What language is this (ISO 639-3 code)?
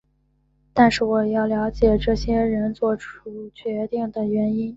zho